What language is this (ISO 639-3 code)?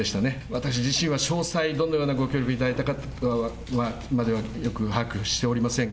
jpn